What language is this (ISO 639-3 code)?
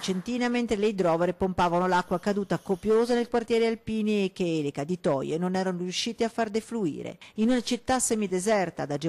ita